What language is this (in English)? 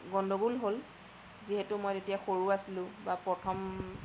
Assamese